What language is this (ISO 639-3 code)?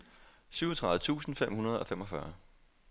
dan